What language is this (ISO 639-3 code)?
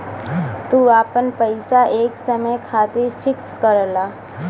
bho